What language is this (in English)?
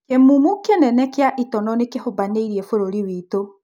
Kikuyu